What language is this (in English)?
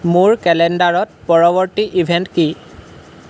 Assamese